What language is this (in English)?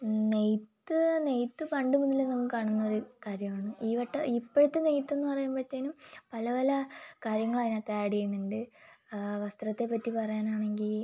Malayalam